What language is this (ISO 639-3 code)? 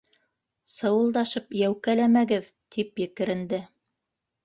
bak